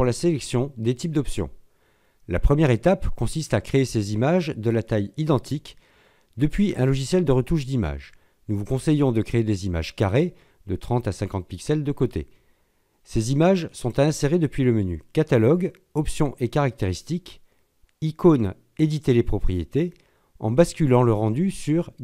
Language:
French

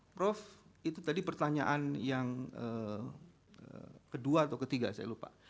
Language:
Indonesian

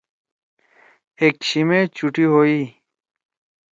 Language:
Torwali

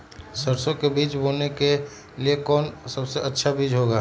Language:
Magahi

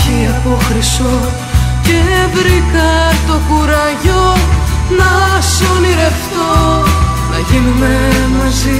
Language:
Greek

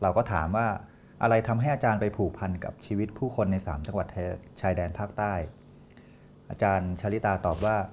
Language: Thai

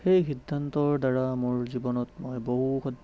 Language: Assamese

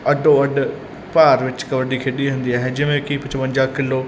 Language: Punjabi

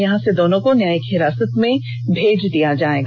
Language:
Hindi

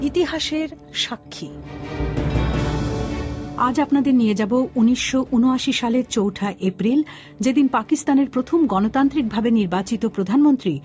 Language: Bangla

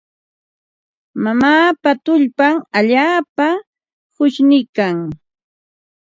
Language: Ambo-Pasco Quechua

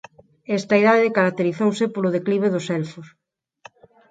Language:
Galician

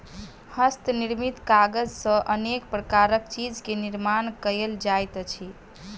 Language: Maithili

